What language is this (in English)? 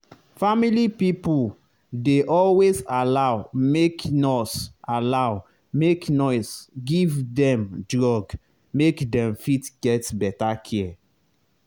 Nigerian Pidgin